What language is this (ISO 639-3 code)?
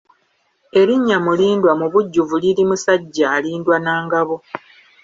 lug